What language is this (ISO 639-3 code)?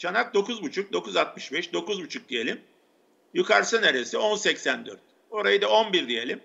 tur